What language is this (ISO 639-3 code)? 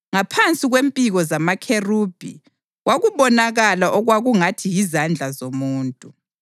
nde